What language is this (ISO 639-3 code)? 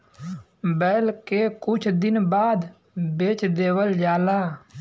bho